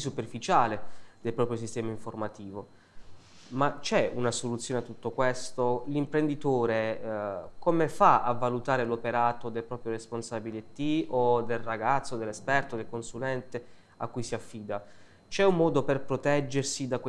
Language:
Italian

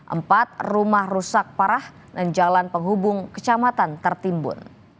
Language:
Indonesian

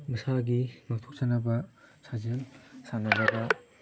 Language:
Manipuri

